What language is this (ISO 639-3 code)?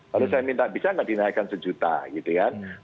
ind